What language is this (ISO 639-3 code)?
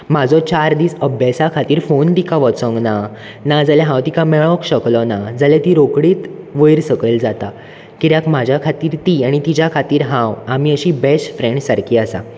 kok